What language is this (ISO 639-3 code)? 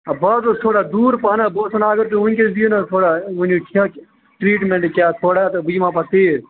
kas